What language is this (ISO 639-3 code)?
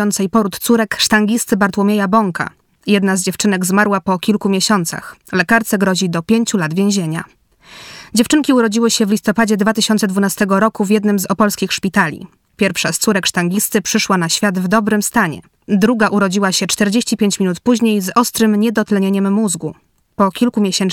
pol